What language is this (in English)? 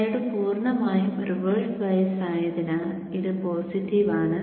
Malayalam